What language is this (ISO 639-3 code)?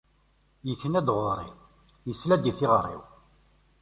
kab